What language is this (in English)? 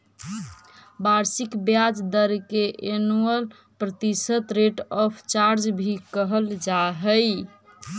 Magahi